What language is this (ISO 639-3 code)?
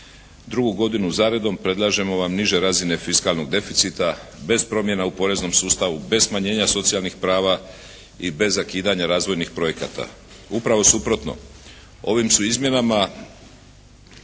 hrv